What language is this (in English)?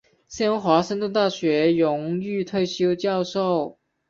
Chinese